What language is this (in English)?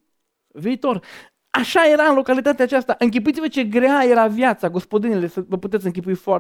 Romanian